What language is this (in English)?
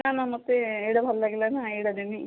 Odia